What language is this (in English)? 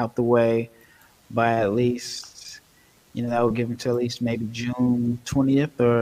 English